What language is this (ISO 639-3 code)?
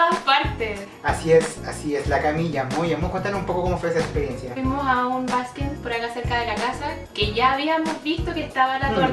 spa